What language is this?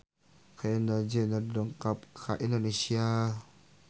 Sundanese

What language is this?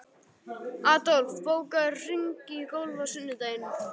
Icelandic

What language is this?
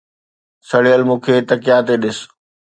Sindhi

